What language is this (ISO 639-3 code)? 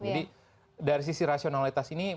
ind